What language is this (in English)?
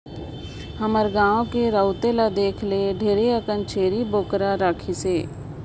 Chhattisgarhi